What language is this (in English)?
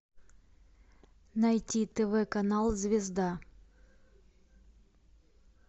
Russian